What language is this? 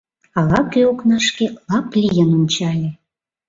Mari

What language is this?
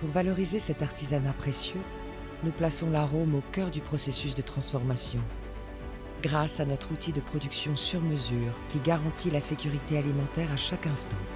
French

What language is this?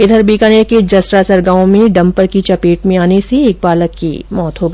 Hindi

